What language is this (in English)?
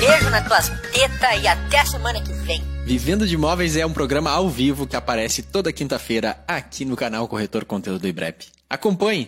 Portuguese